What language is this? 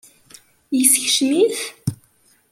Kabyle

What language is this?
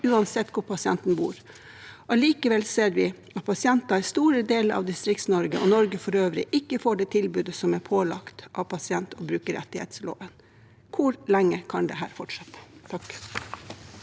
Norwegian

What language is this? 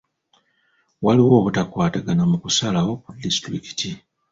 Ganda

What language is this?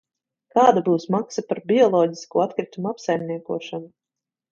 Latvian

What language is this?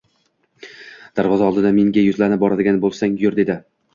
Uzbek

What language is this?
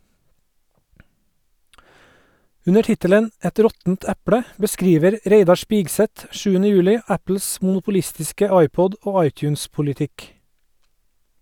Norwegian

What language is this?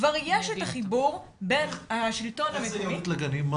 Hebrew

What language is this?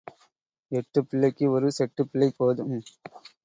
Tamil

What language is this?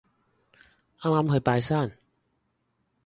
Cantonese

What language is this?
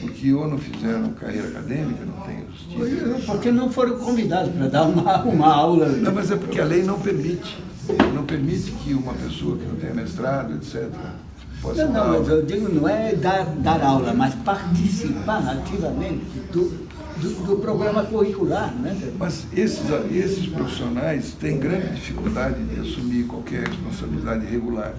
Portuguese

